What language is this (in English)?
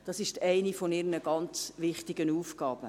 Swiss German